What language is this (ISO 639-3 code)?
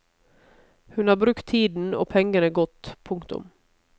nor